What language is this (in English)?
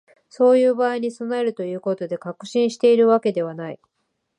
Japanese